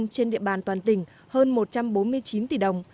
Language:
Vietnamese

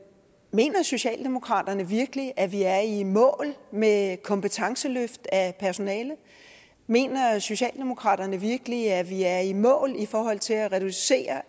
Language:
Danish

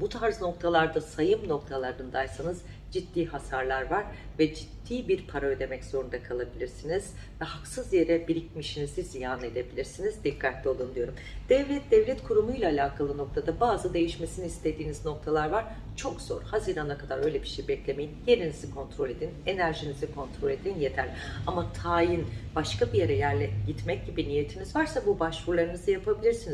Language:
Turkish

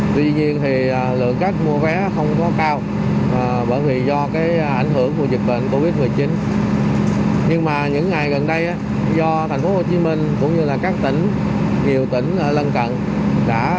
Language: Vietnamese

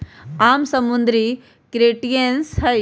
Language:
Magahi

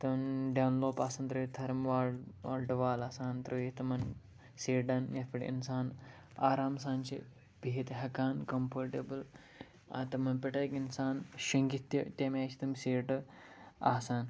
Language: Kashmiri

